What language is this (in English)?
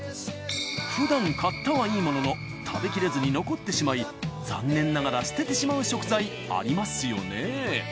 Japanese